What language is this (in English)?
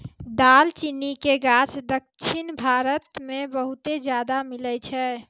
Maithili